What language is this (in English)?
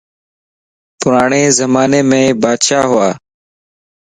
Lasi